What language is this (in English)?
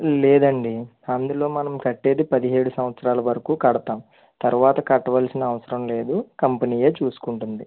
Telugu